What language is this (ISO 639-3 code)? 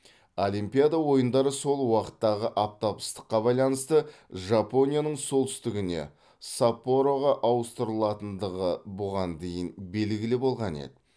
kaz